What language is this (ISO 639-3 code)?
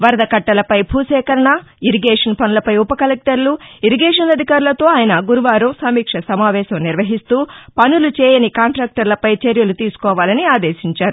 tel